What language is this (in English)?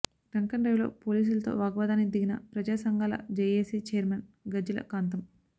Telugu